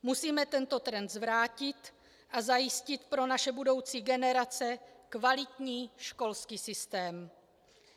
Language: Czech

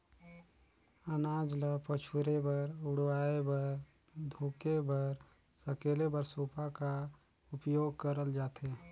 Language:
Chhattisgarhi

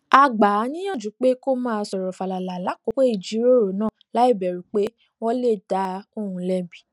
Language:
Yoruba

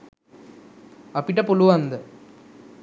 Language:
Sinhala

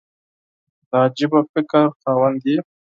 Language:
Pashto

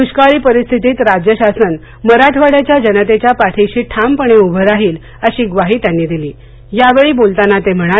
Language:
Marathi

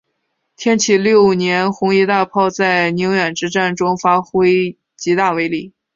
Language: Chinese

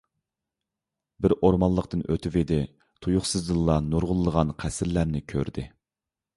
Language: Uyghur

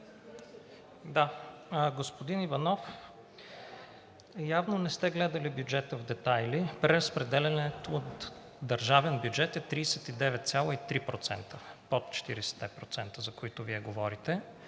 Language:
Bulgarian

